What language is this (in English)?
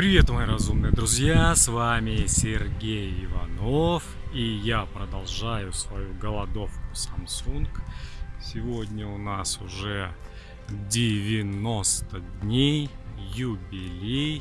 Russian